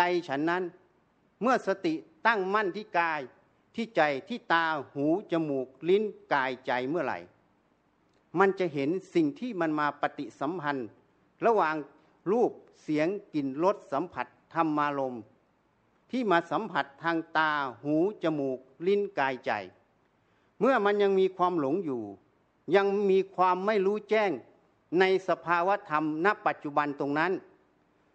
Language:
Thai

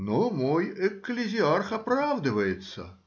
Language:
Russian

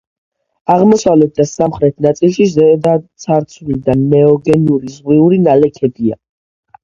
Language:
Georgian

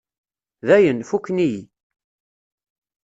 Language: Kabyle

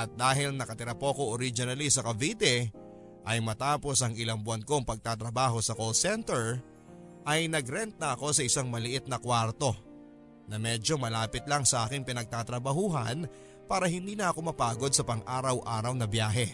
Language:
Filipino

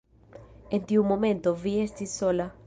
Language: Esperanto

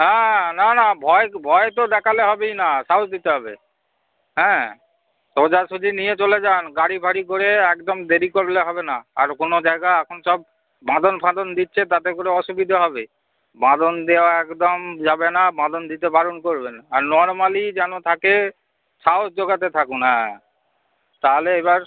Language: Bangla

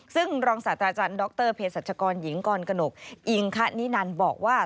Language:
Thai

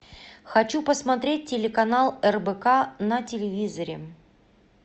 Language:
Russian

